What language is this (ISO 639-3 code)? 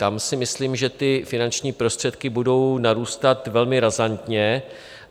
ces